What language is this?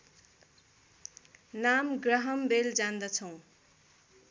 Nepali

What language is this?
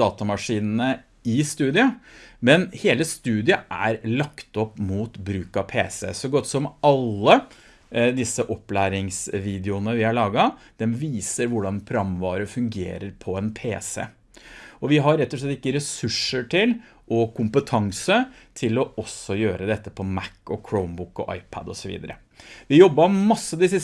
Norwegian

